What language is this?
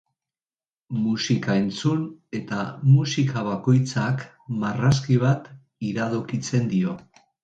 Basque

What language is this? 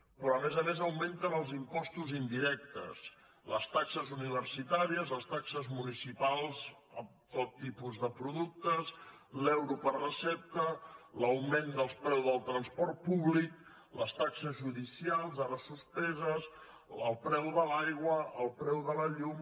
Catalan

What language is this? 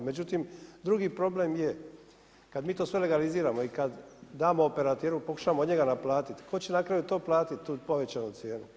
Croatian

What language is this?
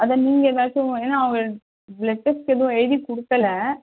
Tamil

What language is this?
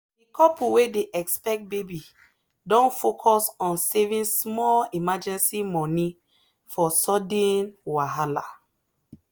Nigerian Pidgin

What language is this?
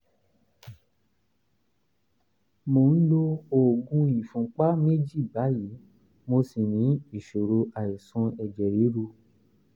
Yoruba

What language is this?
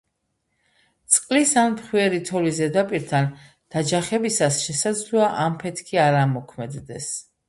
Georgian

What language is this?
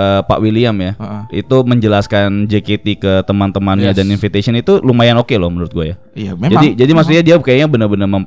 Indonesian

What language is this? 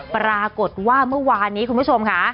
Thai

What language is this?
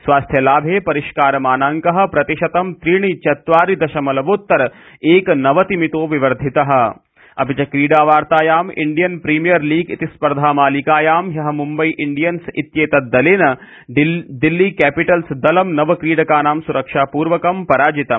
Sanskrit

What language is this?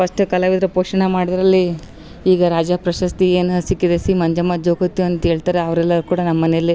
Kannada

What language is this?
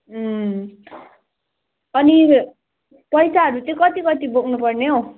Nepali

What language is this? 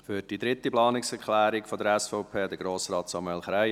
Swiss German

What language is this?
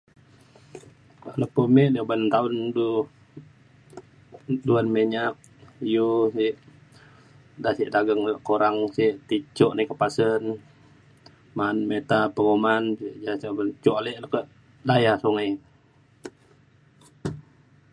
Mainstream Kenyah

